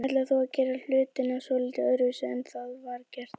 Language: Icelandic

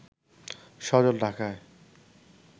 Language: Bangla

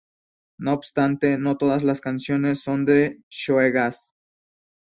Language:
Spanish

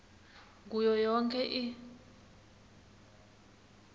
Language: Swati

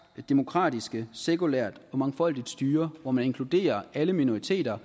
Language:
Danish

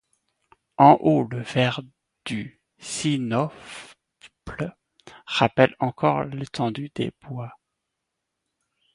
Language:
French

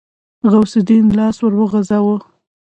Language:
Pashto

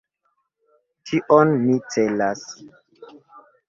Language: Esperanto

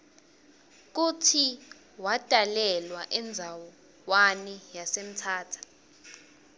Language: Swati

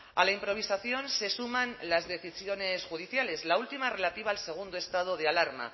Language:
Spanish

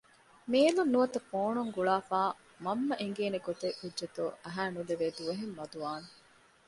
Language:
Divehi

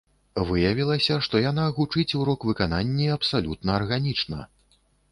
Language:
Belarusian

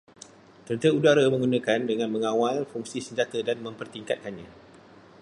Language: Malay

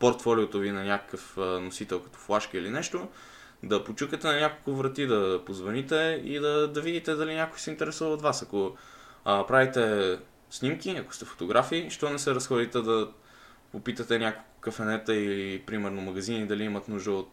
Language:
Bulgarian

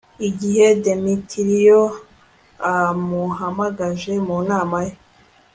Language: Kinyarwanda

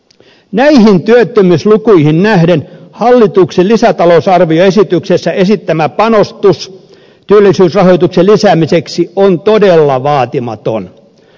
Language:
Finnish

